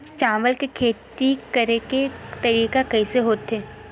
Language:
Chhattisgarhi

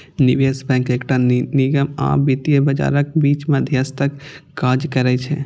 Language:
Maithili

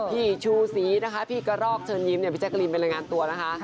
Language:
Thai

